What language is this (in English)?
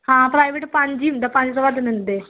Punjabi